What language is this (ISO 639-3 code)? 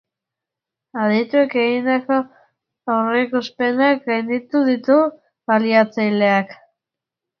eus